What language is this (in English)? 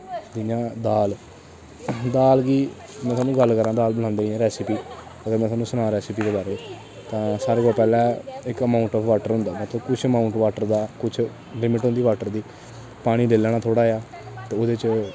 Dogri